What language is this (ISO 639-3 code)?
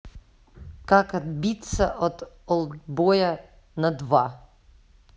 rus